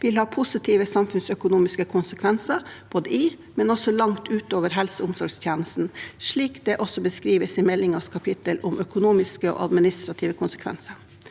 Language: Norwegian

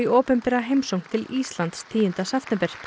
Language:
Icelandic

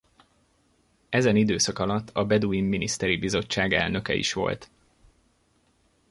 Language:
Hungarian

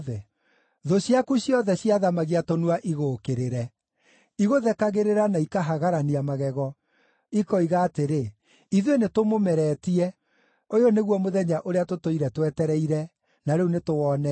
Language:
Kikuyu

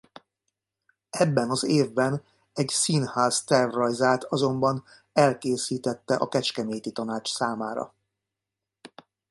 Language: Hungarian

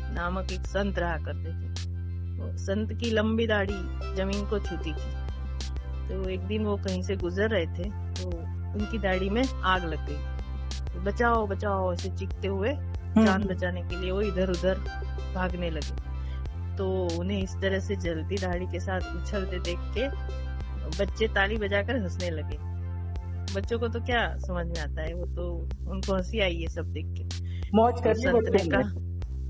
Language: Hindi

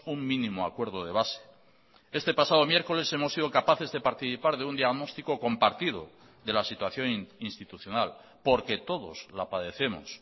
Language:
Spanish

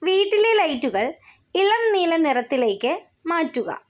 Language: Malayalam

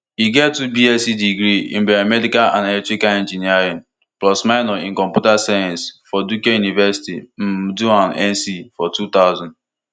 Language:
Nigerian Pidgin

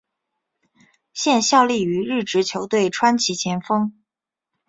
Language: Chinese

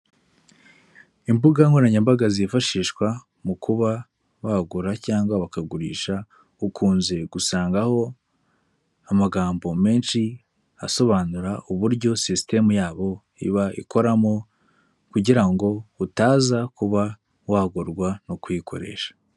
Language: Kinyarwanda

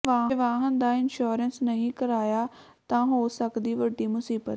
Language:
Punjabi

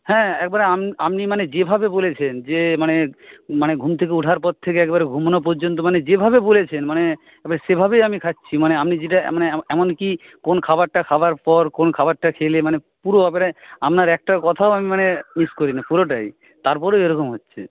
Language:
Bangla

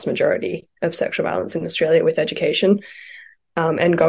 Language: Indonesian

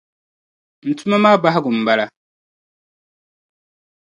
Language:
Dagbani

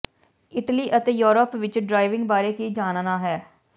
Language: Punjabi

